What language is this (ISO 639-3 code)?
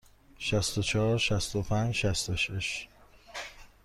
fas